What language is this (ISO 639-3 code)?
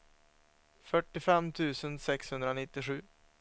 swe